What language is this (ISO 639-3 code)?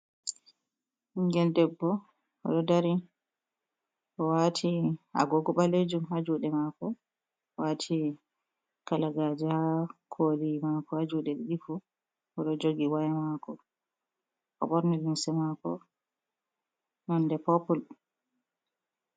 ful